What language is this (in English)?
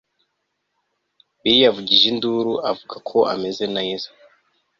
Kinyarwanda